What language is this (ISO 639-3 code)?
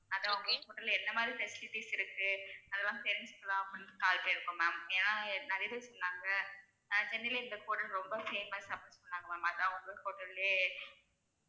tam